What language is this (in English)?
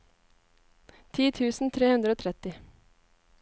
Norwegian